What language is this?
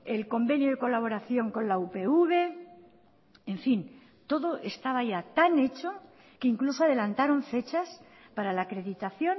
Spanish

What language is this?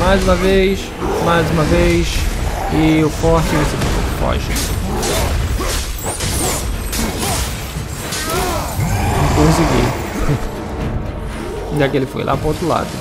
Portuguese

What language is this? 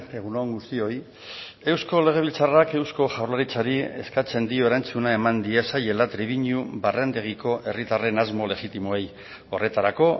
Basque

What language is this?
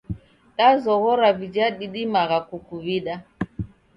Taita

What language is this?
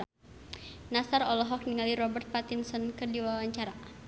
Sundanese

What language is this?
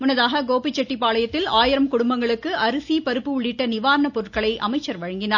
Tamil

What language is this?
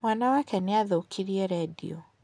Kikuyu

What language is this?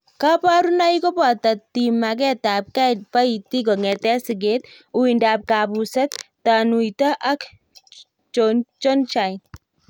Kalenjin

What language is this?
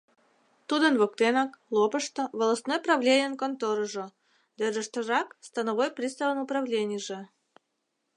Mari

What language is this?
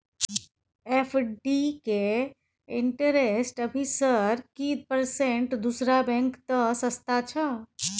Maithili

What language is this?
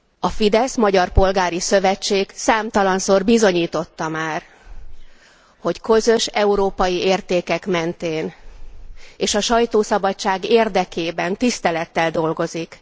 Hungarian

